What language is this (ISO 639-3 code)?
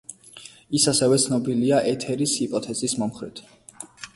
kat